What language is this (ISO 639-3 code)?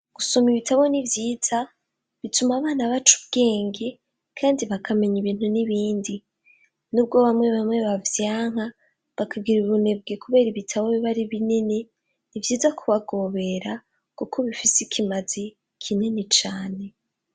run